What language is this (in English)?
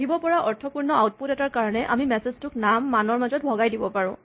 Assamese